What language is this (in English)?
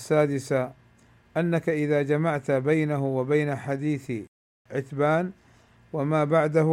Arabic